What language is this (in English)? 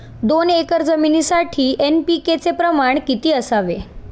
Marathi